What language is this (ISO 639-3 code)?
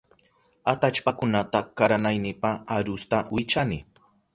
qup